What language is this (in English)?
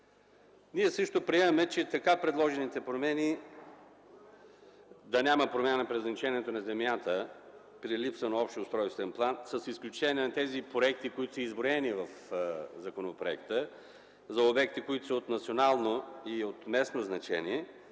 Bulgarian